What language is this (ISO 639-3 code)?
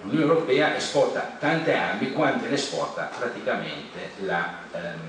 ita